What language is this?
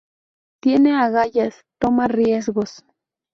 Spanish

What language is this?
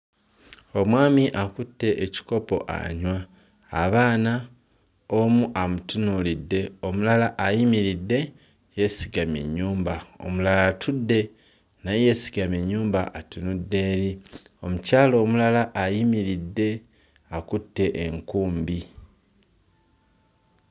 Ganda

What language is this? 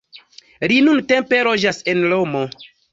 Esperanto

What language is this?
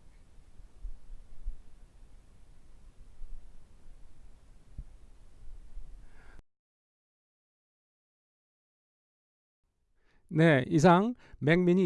Korean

